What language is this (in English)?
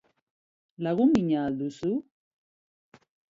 Basque